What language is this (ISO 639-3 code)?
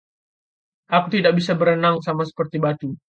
ind